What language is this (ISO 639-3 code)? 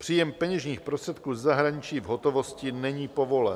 ces